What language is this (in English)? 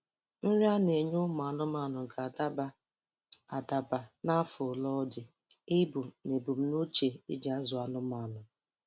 Igbo